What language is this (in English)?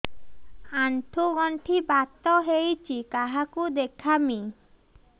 Odia